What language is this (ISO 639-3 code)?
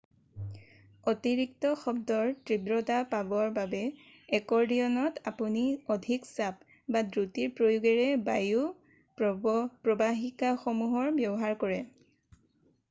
asm